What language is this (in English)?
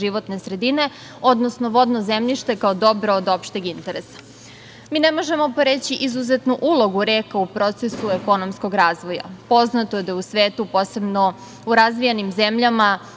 Serbian